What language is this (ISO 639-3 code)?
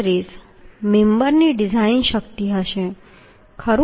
guj